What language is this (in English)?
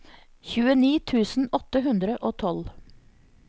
Norwegian